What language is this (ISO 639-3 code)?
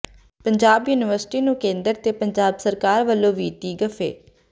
pan